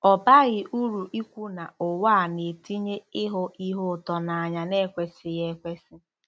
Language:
Igbo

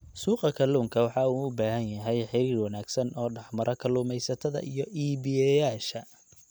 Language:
Somali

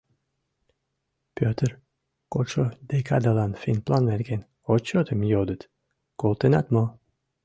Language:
Mari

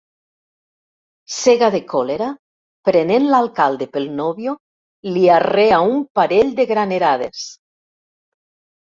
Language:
Catalan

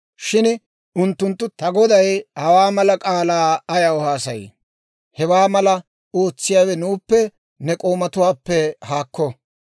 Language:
Dawro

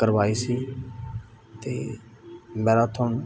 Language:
Punjabi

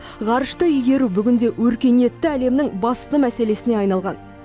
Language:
Kazakh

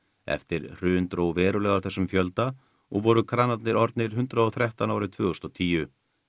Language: Icelandic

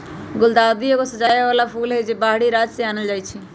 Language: Magahi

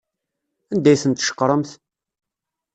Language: Kabyle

